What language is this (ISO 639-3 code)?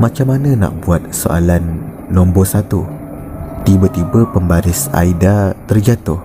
msa